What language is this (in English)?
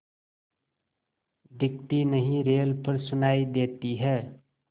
Hindi